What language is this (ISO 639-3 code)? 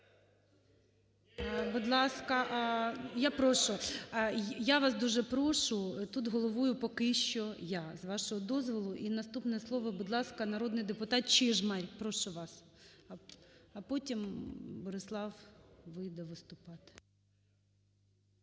ukr